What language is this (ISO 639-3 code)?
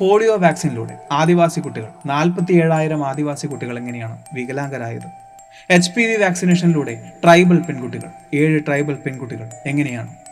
mal